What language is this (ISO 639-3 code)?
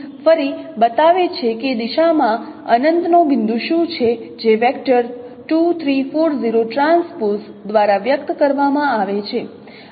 guj